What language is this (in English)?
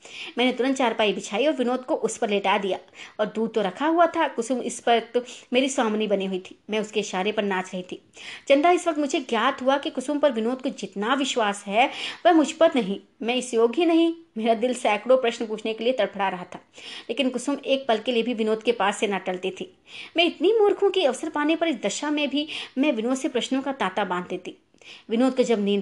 Hindi